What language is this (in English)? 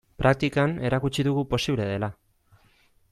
Basque